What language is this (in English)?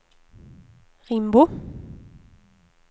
Swedish